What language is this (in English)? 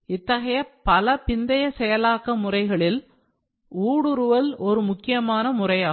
Tamil